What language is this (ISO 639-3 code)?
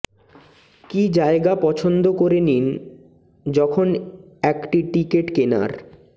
ben